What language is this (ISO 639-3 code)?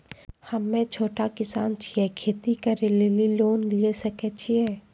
mai